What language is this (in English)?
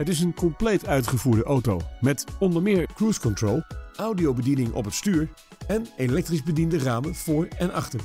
Dutch